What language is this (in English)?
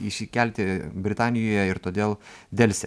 Lithuanian